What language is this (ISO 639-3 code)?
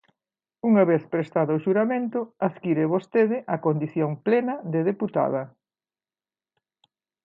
glg